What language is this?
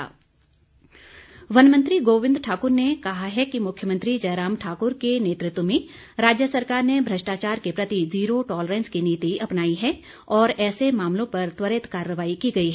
Hindi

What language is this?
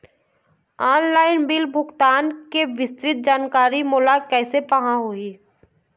Chhattisgarhi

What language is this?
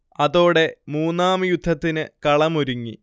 Malayalam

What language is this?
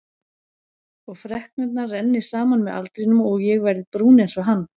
Icelandic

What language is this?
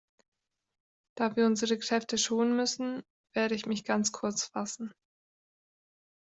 German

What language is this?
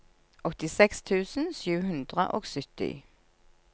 Norwegian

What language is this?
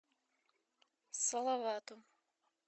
Russian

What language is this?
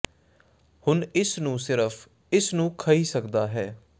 Punjabi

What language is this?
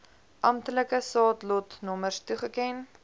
Afrikaans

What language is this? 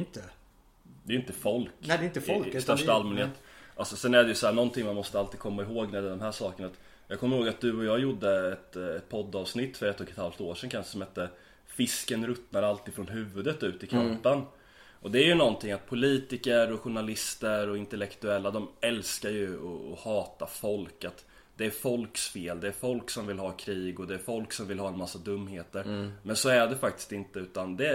Swedish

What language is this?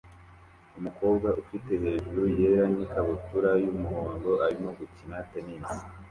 Kinyarwanda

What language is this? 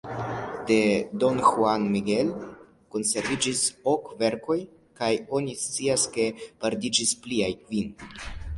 Esperanto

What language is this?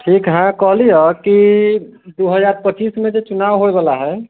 Maithili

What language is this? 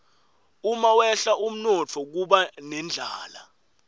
Swati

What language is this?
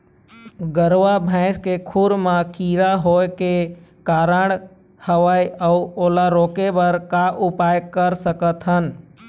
Chhattisgarhi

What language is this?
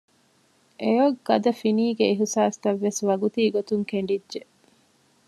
Divehi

